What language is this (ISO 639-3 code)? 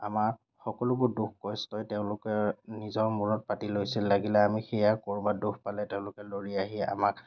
asm